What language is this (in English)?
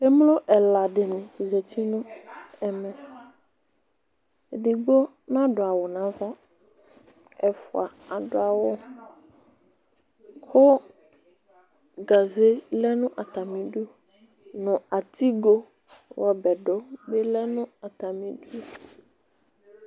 Ikposo